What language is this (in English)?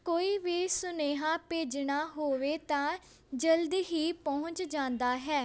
Punjabi